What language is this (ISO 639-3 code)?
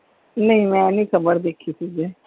pan